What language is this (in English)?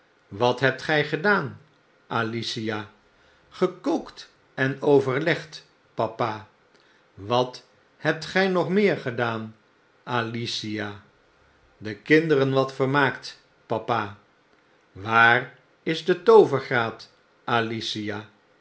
Dutch